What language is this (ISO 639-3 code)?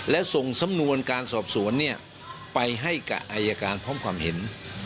tha